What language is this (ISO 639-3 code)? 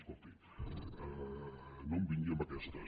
cat